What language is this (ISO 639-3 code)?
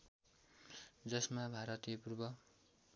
nep